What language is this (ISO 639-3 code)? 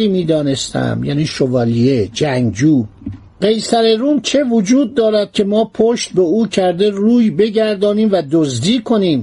fas